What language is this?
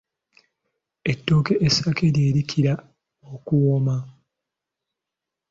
Ganda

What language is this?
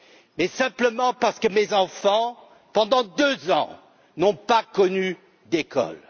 French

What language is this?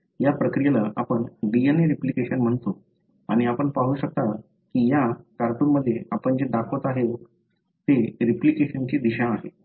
Marathi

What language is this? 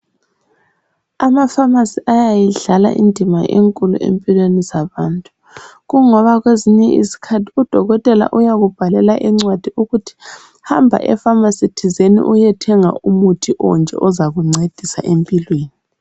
North Ndebele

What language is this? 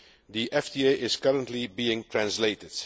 English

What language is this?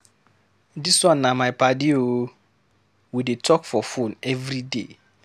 Nigerian Pidgin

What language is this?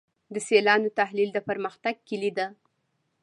Pashto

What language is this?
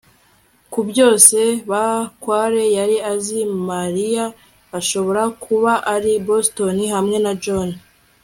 Kinyarwanda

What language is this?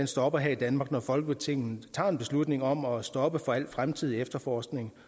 Danish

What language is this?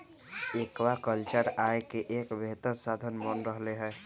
Magahi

